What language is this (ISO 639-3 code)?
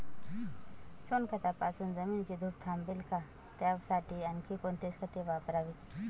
mar